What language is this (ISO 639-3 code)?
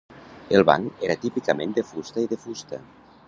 cat